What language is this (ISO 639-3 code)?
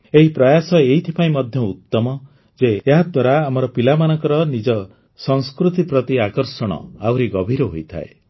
ori